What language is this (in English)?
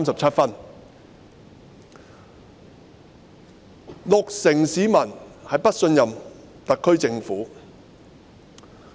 Cantonese